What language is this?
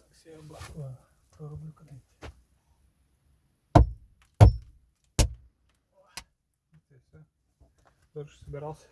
Russian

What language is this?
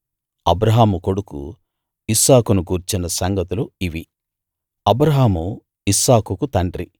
Telugu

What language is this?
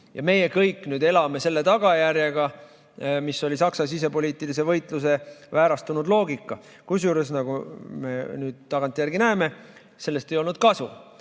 Estonian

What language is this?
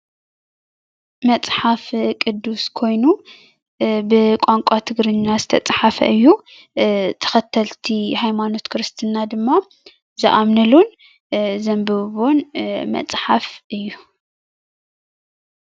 Tigrinya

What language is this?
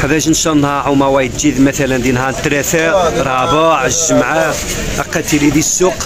Arabic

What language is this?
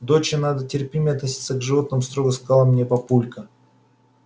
Russian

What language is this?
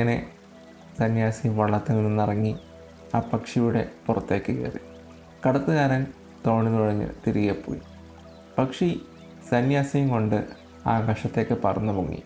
Malayalam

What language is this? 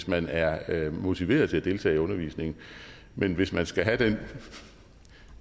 Danish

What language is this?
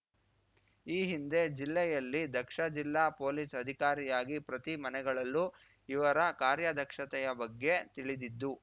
Kannada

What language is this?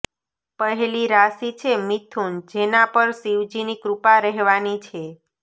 Gujarati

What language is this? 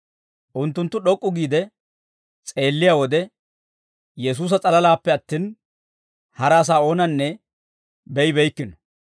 Dawro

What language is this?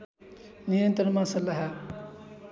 Nepali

